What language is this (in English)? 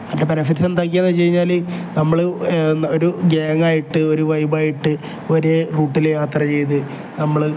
Malayalam